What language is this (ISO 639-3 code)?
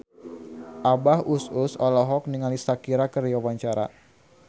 sun